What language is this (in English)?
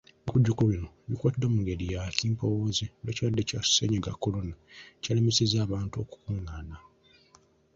Ganda